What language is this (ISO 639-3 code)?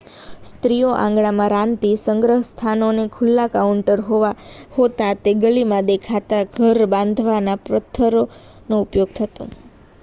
guj